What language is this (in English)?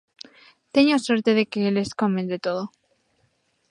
Galician